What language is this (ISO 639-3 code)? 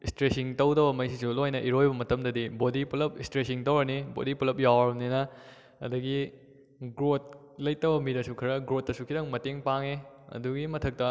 mni